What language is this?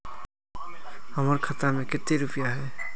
Magahi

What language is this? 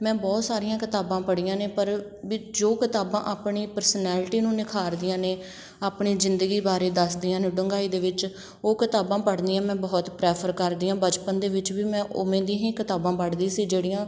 Punjabi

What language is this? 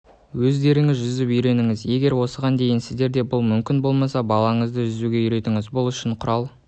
Kazakh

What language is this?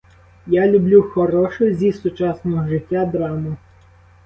Ukrainian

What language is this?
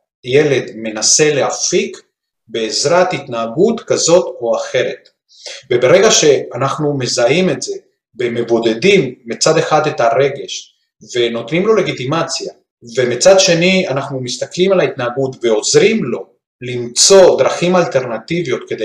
Hebrew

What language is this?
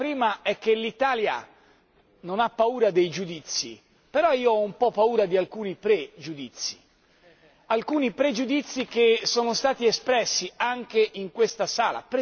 Italian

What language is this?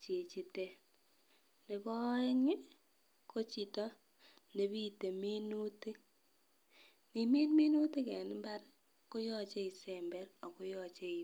Kalenjin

